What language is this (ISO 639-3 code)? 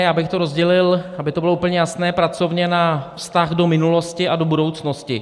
ces